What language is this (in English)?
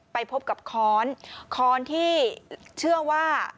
Thai